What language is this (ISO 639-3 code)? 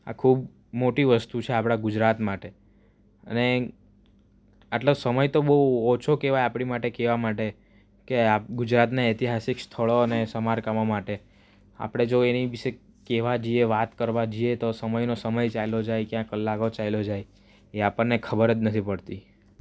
guj